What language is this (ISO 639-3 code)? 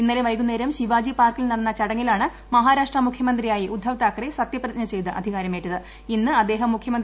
mal